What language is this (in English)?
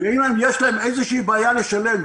Hebrew